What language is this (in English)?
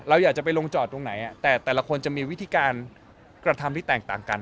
Thai